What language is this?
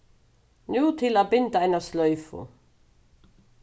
Faroese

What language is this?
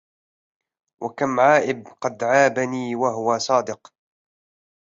Arabic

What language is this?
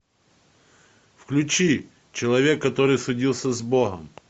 Russian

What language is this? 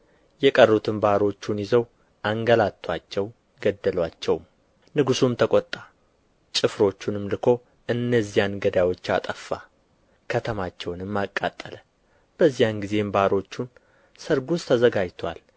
Amharic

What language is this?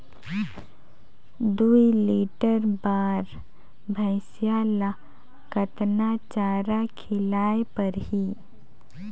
Chhattisgarhi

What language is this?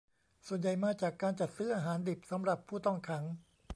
Thai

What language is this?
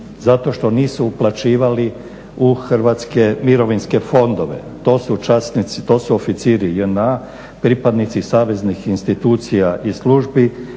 Croatian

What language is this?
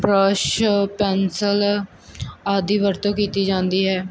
Punjabi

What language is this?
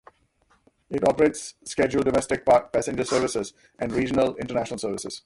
English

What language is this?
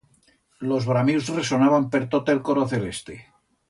Aragonese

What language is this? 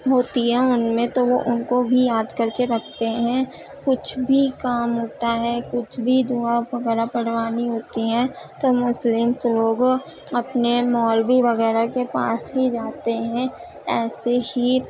Urdu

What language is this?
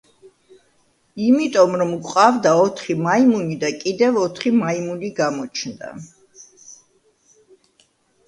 Georgian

